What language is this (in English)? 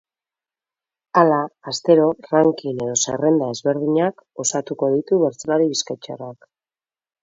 Basque